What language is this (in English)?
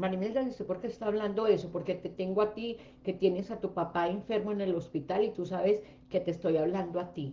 Spanish